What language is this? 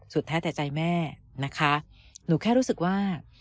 Thai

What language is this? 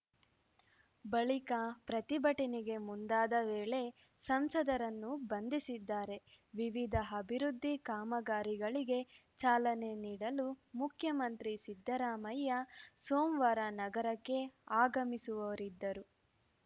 Kannada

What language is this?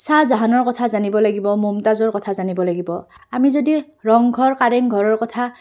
Assamese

